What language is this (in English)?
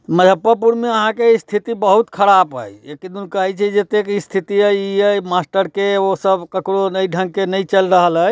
Maithili